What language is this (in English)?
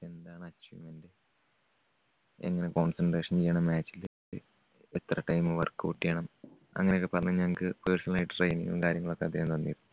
Malayalam